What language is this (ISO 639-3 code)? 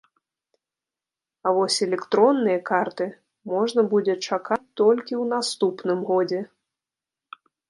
bel